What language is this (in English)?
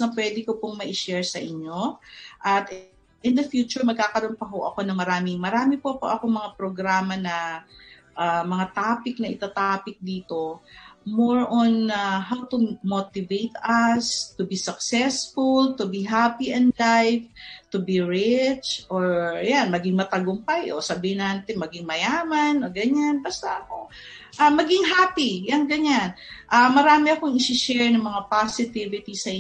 Filipino